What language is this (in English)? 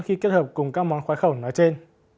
Vietnamese